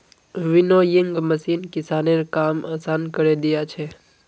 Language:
Magahi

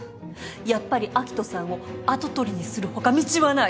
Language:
Japanese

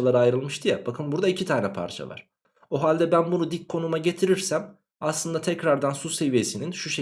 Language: Turkish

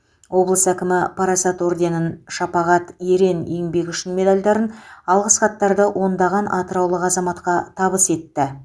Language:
Kazakh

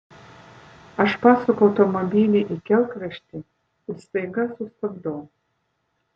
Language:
Lithuanian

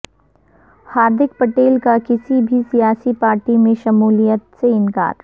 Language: Urdu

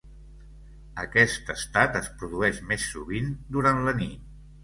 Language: Catalan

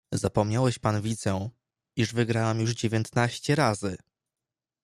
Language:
Polish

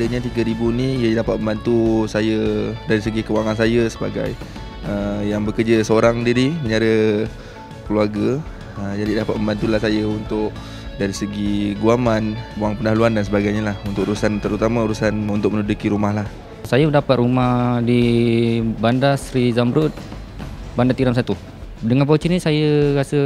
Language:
Malay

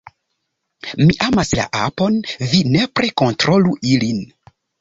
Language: Esperanto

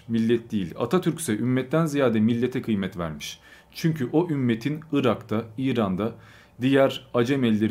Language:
Turkish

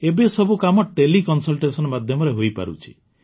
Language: Odia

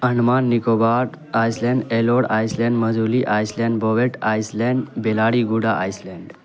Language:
Urdu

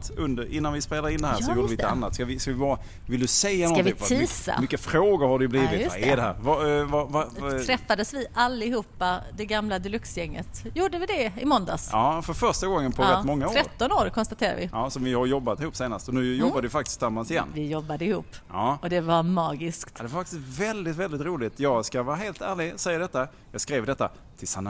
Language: Swedish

